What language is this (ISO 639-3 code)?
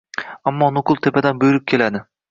uzb